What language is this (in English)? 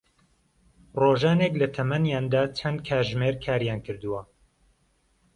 Central Kurdish